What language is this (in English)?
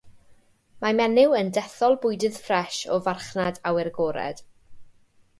Welsh